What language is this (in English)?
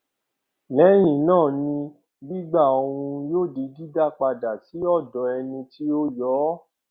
Yoruba